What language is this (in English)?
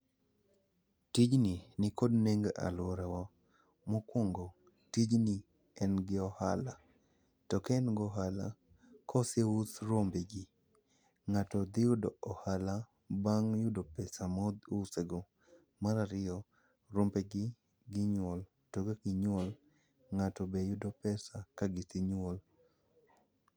Luo (Kenya and Tanzania)